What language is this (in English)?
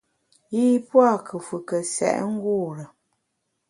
Bamun